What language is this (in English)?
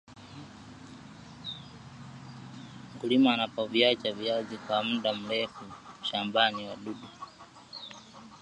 Swahili